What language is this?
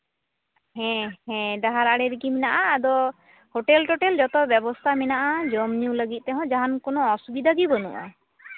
Santali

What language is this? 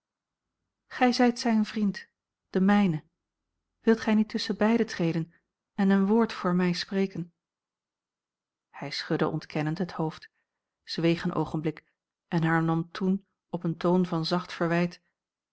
Dutch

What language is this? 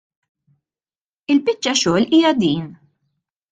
Maltese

